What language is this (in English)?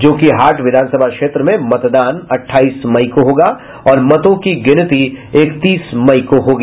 Hindi